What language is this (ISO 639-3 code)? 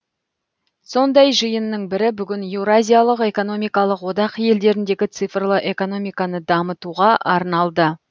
kaz